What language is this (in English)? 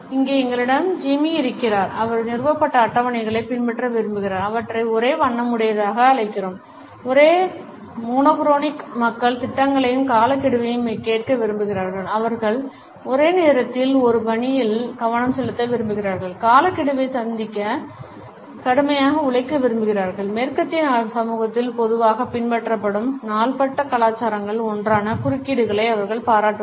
Tamil